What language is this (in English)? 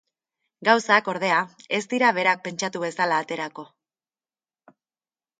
Basque